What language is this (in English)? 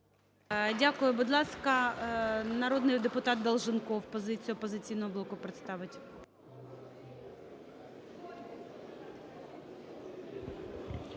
Ukrainian